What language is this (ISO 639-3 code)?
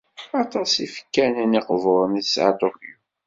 kab